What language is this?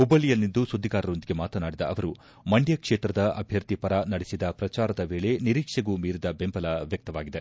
Kannada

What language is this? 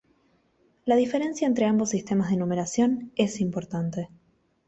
Spanish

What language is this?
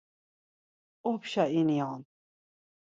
Laz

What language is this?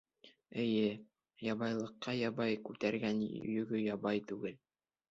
Bashkir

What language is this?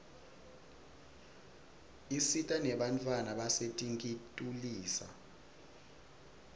Swati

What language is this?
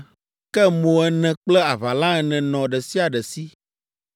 Ewe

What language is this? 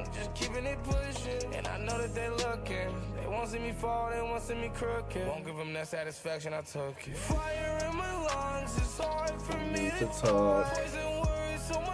English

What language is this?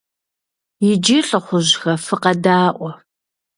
Kabardian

